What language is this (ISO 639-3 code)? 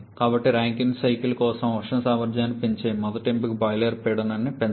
tel